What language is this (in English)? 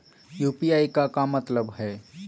Magahi